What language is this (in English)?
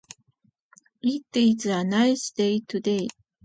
Japanese